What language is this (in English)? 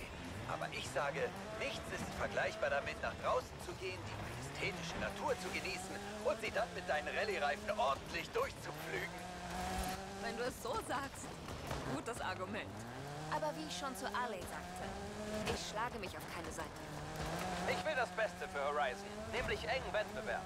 German